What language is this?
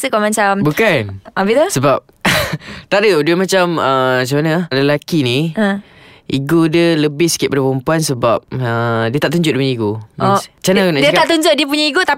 Malay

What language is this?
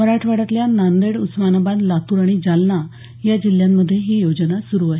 Marathi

